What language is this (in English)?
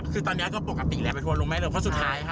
Thai